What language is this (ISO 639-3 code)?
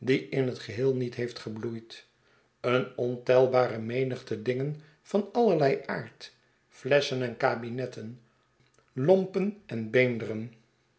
nld